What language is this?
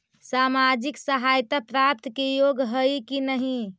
Magahi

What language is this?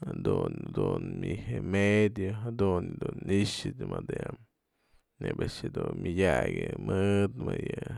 Mazatlán Mixe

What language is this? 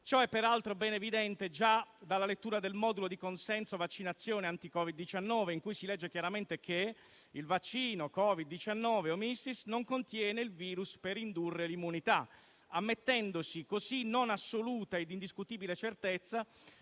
Italian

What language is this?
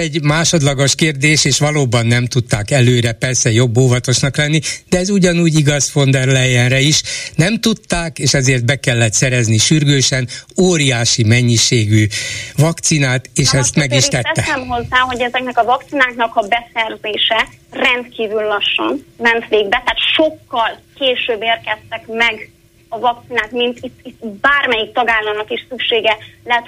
Hungarian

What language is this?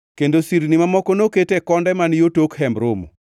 Luo (Kenya and Tanzania)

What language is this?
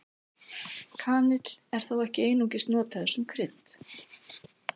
Icelandic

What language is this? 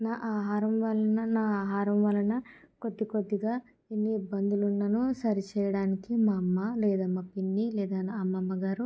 Telugu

